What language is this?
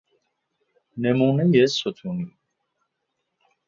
Persian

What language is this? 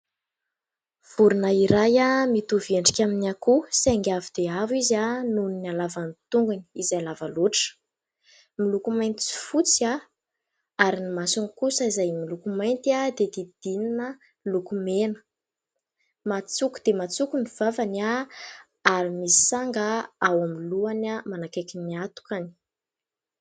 Malagasy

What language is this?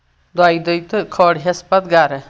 Kashmiri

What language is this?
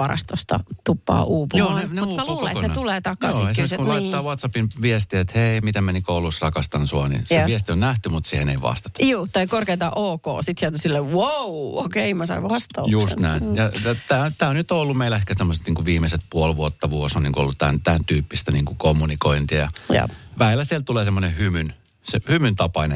Finnish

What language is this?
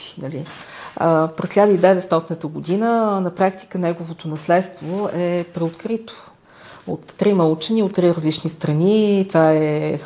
Bulgarian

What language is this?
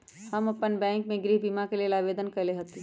Magahi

